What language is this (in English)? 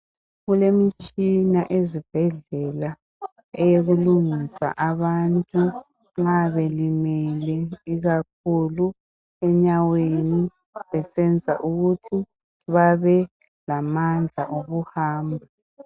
North Ndebele